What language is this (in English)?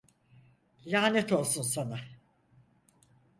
Turkish